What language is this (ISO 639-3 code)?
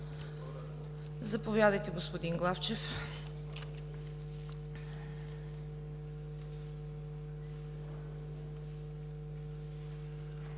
bul